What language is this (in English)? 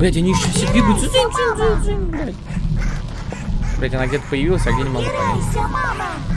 Russian